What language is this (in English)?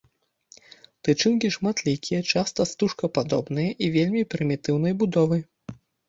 Belarusian